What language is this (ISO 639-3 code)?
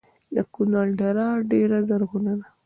pus